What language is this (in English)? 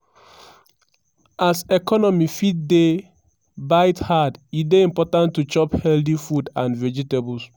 Nigerian Pidgin